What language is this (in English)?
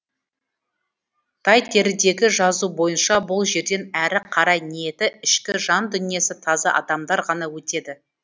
Kazakh